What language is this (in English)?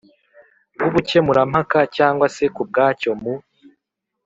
Kinyarwanda